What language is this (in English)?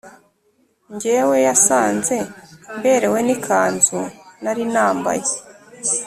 Kinyarwanda